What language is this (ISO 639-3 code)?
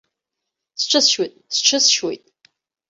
abk